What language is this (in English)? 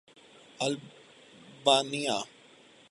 Urdu